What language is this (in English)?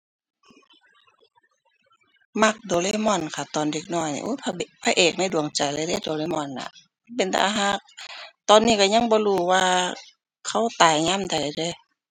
Thai